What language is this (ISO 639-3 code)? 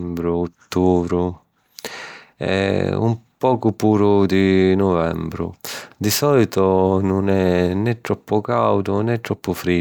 scn